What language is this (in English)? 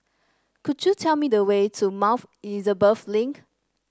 English